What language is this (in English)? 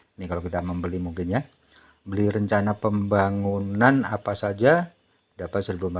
Indonesian